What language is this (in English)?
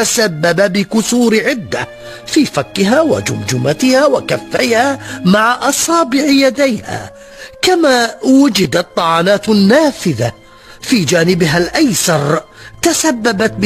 Arabic